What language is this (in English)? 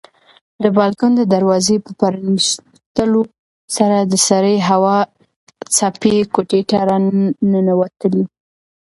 Pashto